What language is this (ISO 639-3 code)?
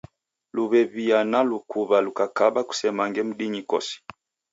dav